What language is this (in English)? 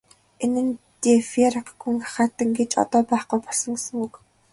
Mongolian